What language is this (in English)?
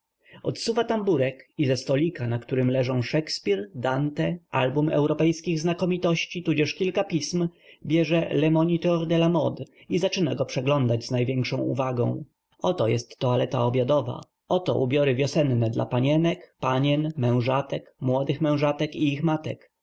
Polish